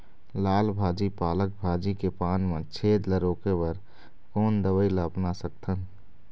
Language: Chhattisgarhi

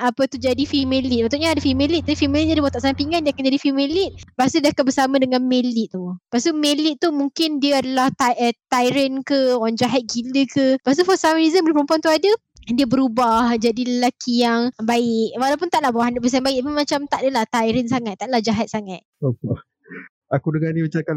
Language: Malay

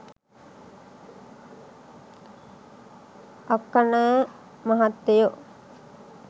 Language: Sinhala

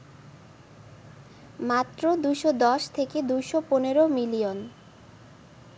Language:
Bangla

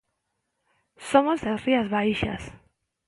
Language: Galician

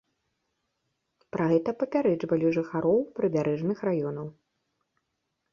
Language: Belarusian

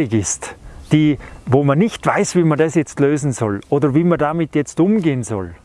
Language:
German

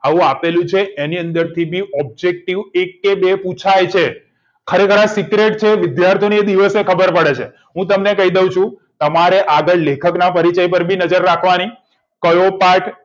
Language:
Gujarati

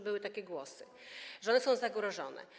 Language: Polish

